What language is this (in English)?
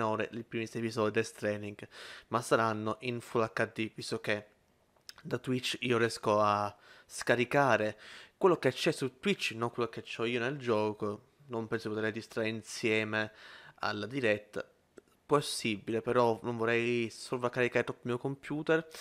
Italian